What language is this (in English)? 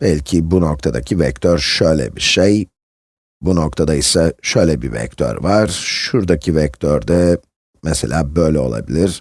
Turkish